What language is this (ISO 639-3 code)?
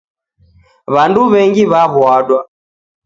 dav